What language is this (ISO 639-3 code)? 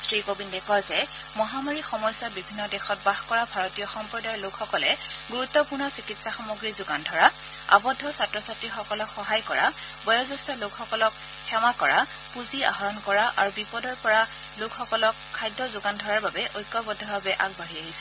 asm